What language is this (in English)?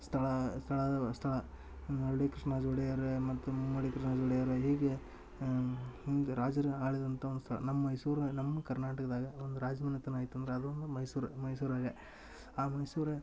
Kannada